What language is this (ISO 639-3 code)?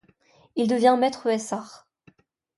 fra